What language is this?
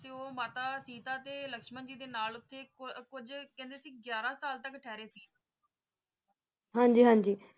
Punjabi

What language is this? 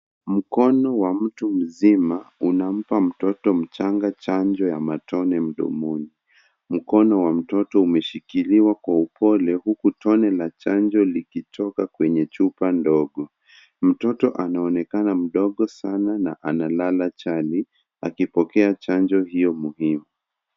Swahili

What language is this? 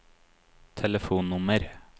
Norwegian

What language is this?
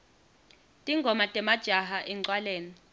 Swati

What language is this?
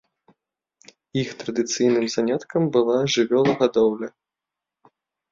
Belarusian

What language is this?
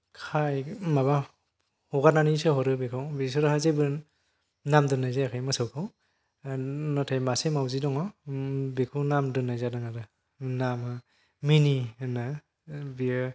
Bodo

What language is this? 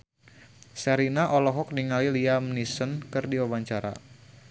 Sundanese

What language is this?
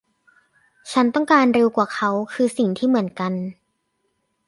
Thai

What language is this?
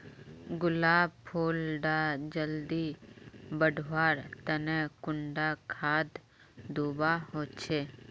Magahi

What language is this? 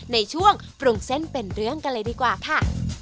Thai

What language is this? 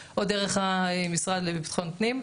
Hebrew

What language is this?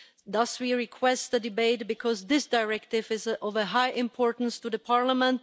English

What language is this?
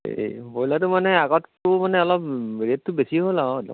Assamese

